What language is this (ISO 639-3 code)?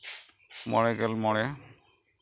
sat